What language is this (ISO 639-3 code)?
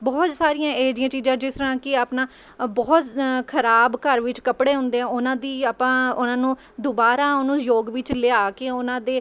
pan